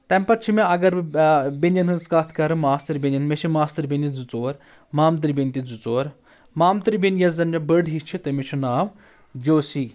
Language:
Kashmiri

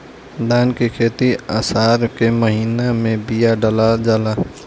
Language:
Bhojpuri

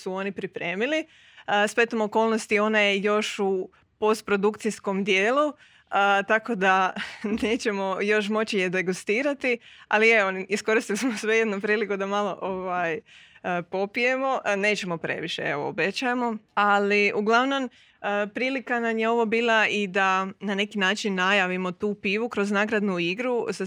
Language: Croatian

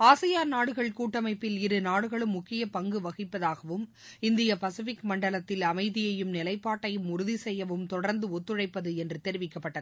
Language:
Tamil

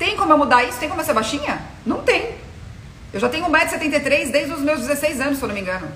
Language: Portuguese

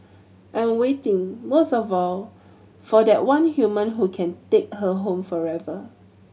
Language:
English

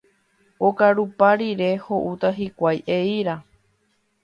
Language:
Guarani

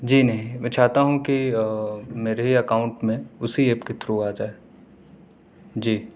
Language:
Urdu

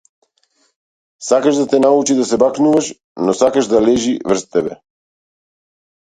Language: Macedonian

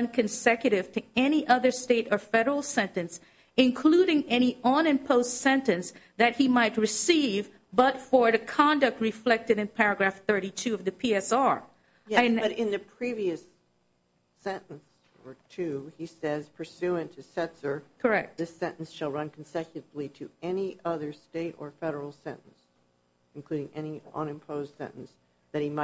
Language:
English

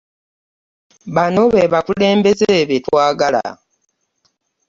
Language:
Ganda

